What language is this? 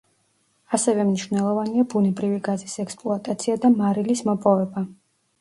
Georgian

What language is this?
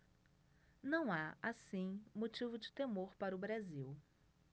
Portuguese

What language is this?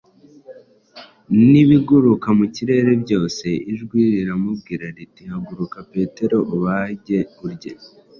Kinyarwanda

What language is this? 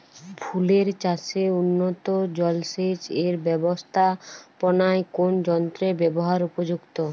Bangla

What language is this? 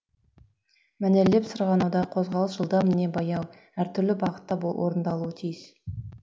Kazakh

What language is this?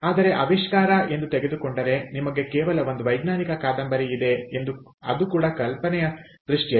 Kannada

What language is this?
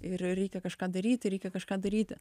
Lithuanian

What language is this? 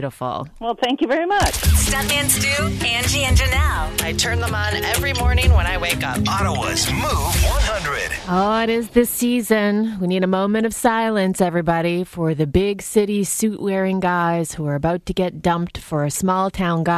English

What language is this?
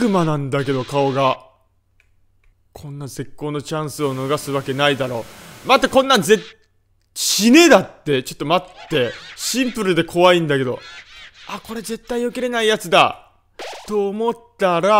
Japanese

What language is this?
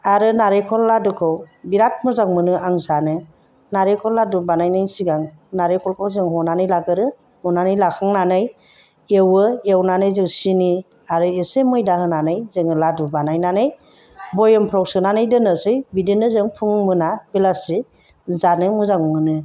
Bodo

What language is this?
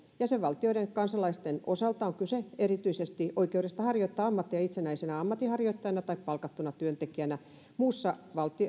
Finnish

